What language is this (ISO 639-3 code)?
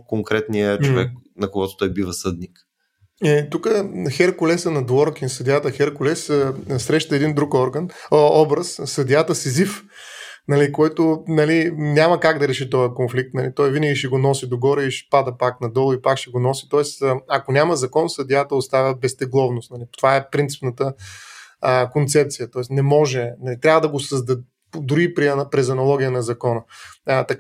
bul